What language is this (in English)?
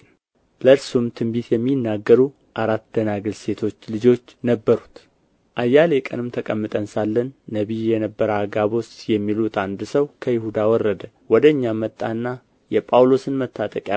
Amharic